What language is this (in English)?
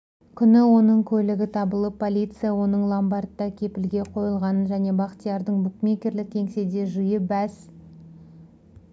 Kazakh